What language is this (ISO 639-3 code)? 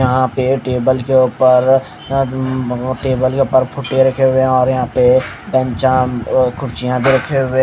hin